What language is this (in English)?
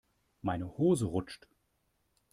German